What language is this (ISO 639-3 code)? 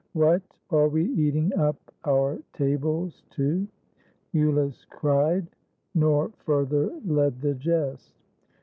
eng